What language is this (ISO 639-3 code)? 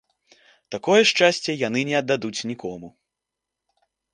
bel